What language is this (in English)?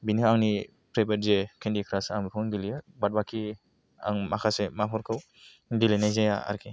Bodo